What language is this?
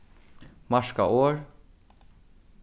Faroese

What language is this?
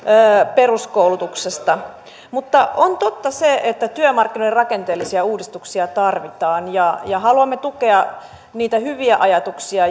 Finnish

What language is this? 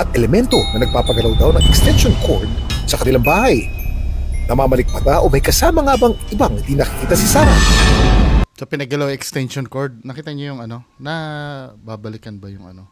Filipino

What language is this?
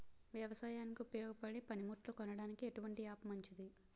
Telugu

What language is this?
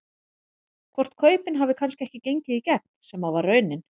Icelandic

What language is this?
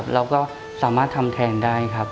Thai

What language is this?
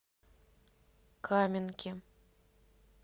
Russian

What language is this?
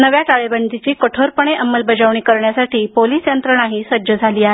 Marathi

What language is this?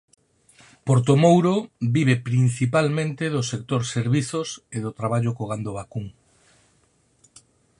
Galician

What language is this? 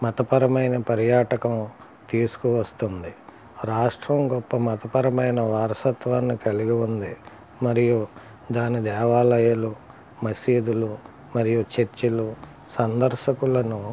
Telugu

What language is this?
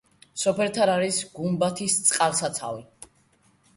Georgian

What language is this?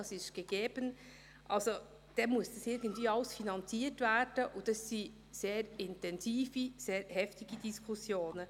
Swiss German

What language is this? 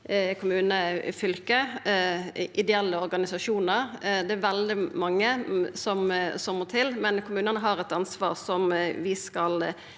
Norwegian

